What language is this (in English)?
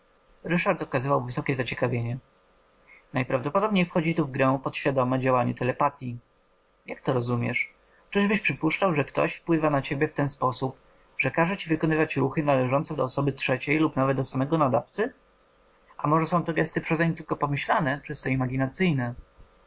Polish